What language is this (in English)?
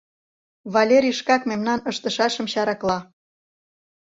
Mari